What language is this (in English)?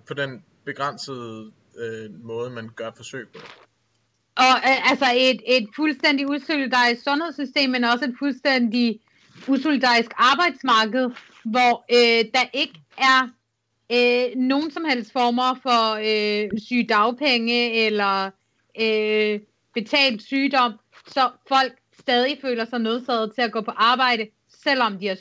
Danish